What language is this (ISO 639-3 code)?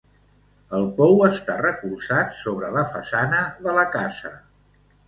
cat